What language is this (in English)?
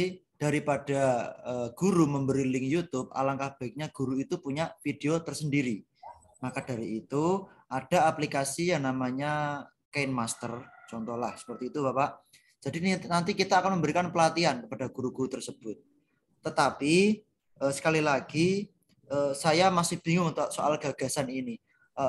Indonesian